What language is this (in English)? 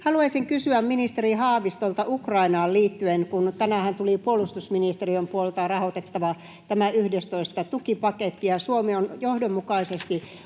Finnish